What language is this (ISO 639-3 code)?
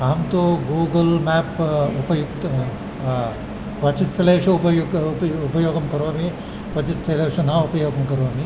san